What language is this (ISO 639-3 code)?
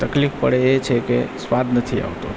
guj